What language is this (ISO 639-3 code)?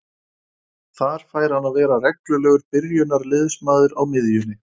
isl